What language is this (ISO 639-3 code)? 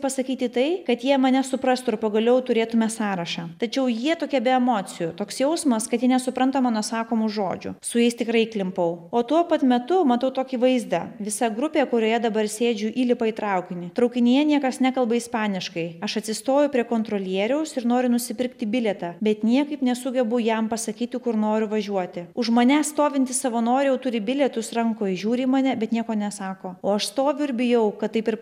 lit